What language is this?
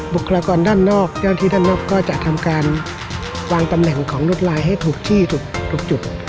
Thai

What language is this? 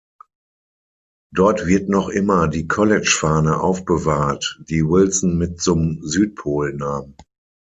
German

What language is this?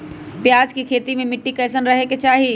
Magahi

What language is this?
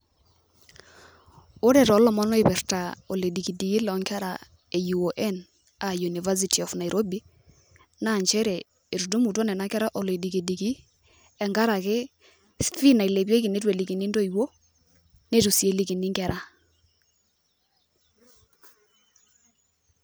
Masai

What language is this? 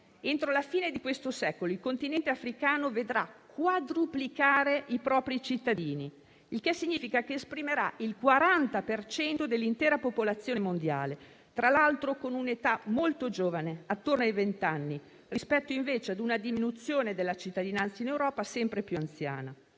Italian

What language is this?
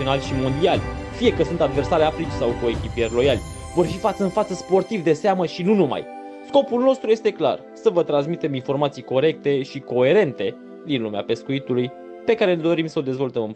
Romanian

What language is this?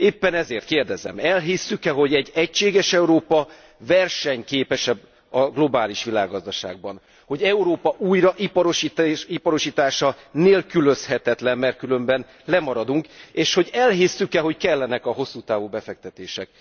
Hungarian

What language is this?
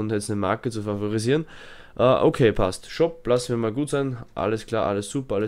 German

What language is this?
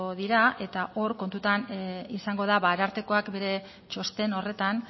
Basque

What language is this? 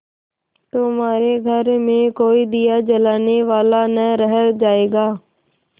Hindi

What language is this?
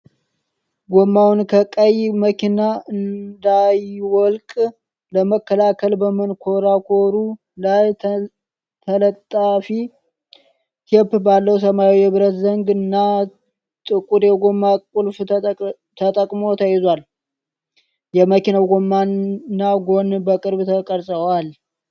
Amharic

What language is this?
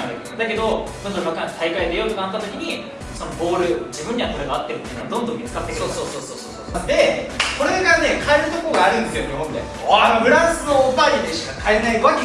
Japanese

